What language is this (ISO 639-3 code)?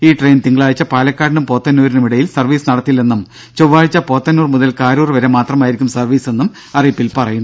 mal